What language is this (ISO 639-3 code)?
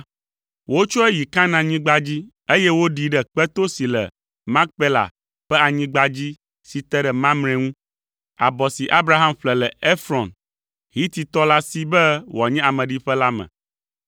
ewe